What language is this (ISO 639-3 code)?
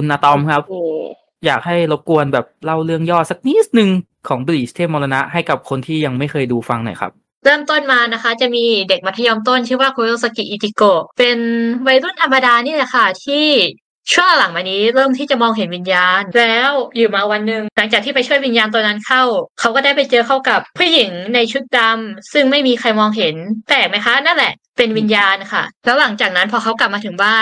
tha